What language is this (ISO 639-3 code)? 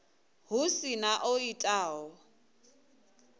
ven